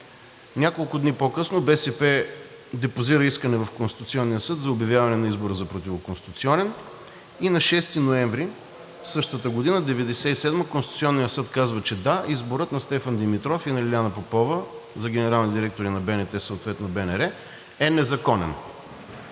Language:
Bulgarian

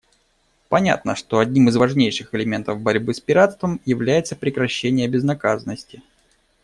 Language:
Russian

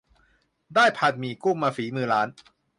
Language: Thai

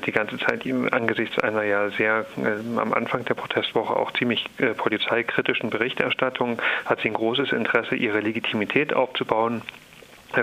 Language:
German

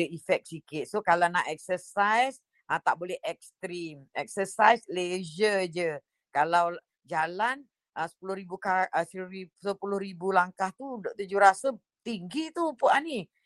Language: Malay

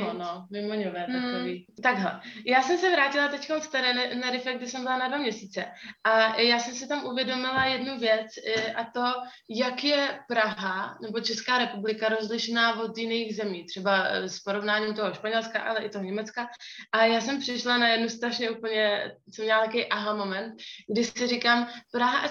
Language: Czech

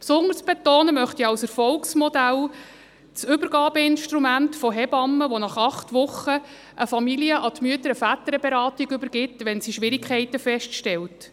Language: Swiss German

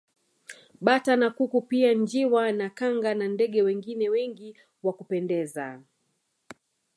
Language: Swahili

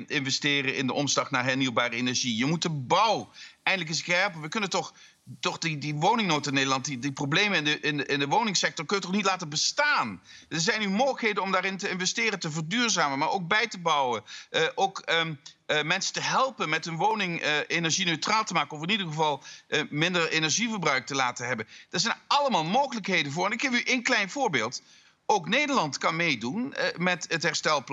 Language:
Dutch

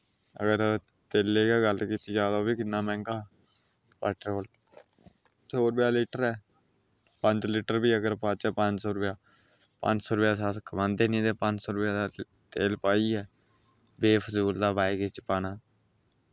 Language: Dogri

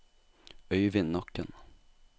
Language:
Norwegian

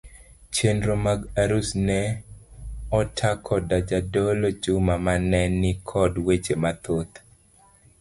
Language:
Luo (Kenya and Tanzania)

